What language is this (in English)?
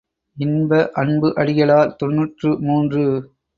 Tamil